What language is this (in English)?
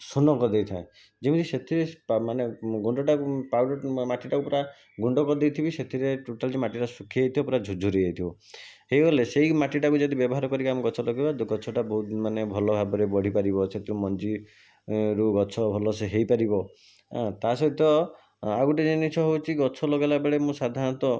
Odia